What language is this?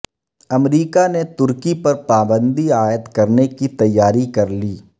Urdu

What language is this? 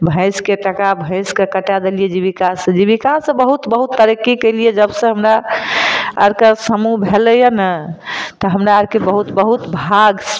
Maithili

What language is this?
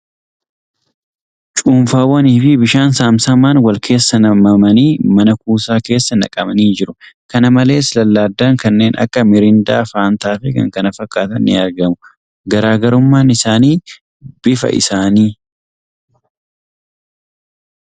Oromo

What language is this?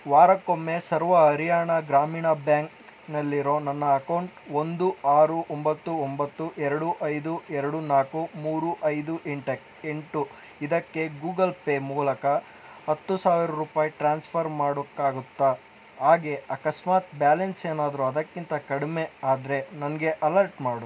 Kannada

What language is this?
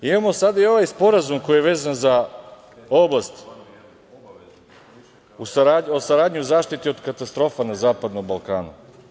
Serbian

